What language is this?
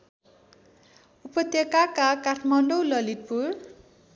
Nepali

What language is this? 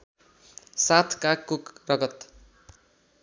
Nepali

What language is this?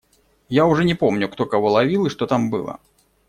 Russian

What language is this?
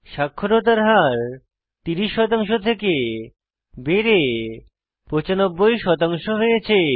Bangla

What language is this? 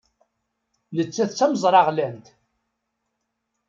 Kabyle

